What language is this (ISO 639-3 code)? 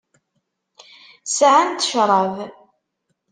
kab